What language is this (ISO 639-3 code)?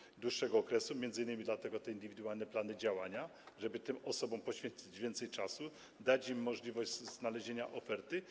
pol